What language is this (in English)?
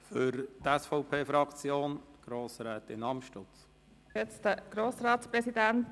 Swiss German